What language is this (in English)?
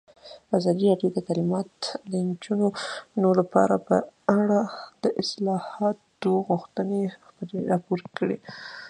Pashto